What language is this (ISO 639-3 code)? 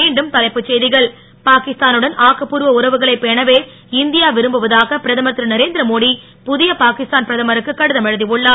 tam